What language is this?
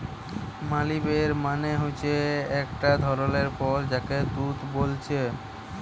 Bangla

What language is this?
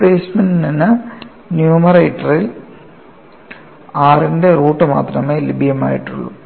Malayalam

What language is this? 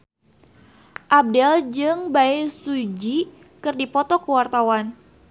Sundanese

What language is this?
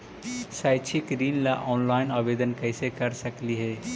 Magahi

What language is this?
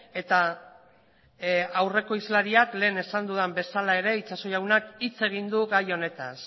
Basque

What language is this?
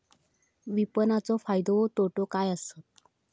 Marathi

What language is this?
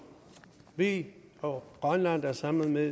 Danish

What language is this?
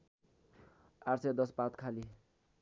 Nepali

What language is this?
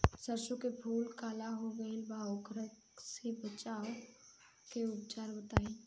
Bhojpuri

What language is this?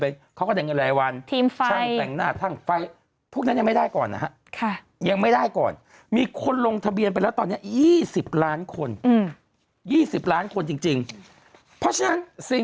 Thai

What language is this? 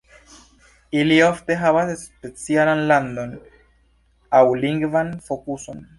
Esperanto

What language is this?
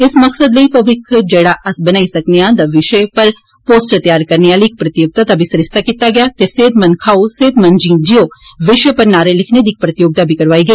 Dogri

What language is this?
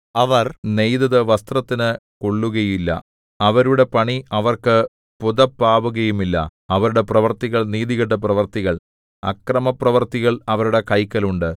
Malayalam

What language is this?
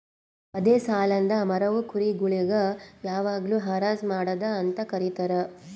Kannada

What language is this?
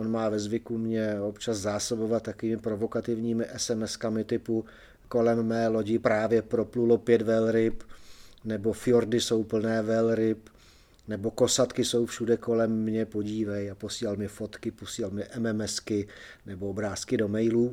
Czech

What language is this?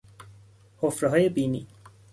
Persian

